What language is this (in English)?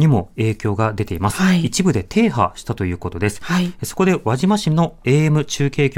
Japanese